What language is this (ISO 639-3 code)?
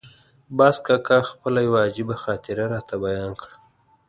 pus